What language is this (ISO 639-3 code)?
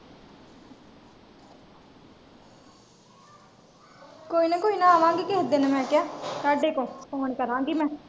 pan